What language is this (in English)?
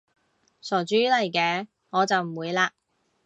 Cantonese